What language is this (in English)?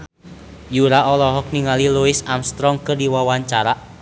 Sundanese